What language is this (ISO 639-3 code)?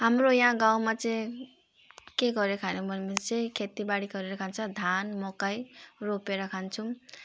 nep